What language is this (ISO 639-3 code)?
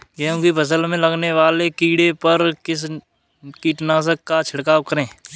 hin